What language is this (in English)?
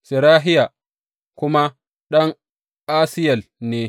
Hausa